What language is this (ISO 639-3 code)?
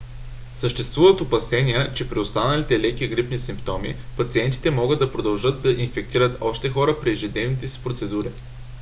bul